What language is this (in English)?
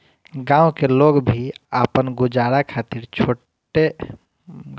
Bhojpuri